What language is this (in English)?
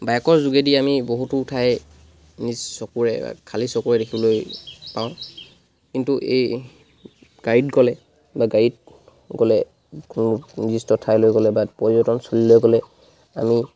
Assamese